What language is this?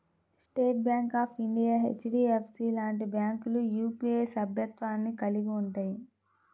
Telugu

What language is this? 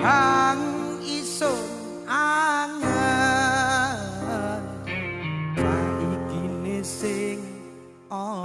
Indonesian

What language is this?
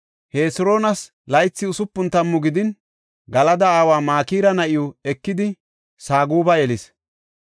Gofa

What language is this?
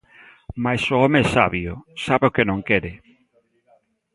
Galician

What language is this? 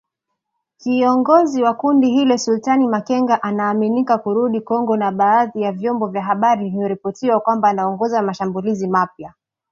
Swahili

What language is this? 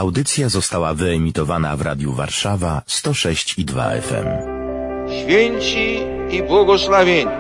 Polish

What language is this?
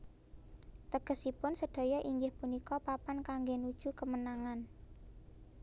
Javanese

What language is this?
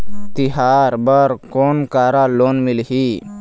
Chhattisgarhi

